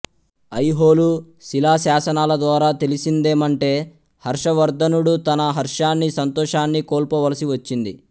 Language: Telugu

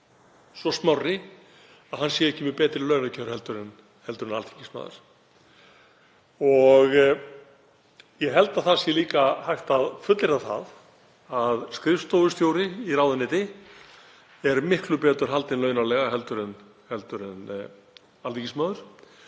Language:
Icelandic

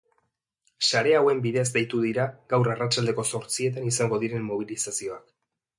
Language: Basque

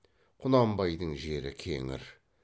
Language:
Kazakh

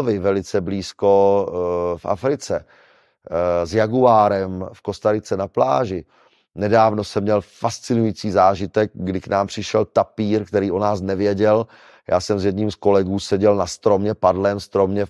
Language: Czech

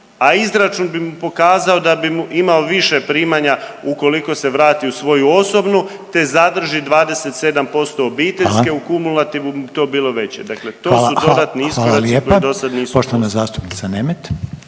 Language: Croatian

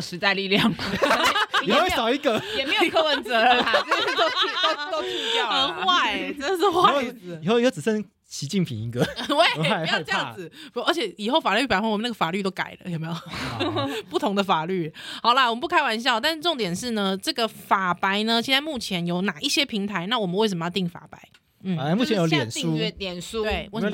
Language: Chinese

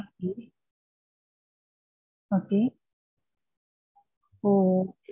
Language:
Tamil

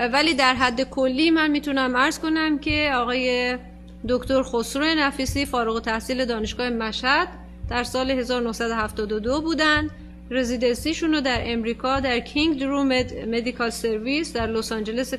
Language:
Persian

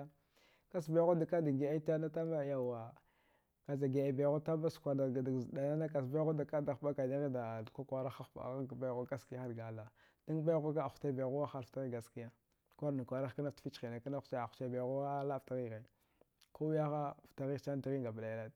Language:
Dghwede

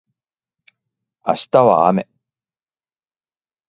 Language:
Japanese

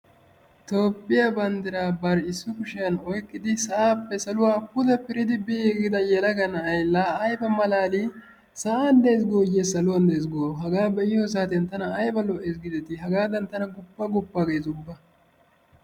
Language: Wolaytta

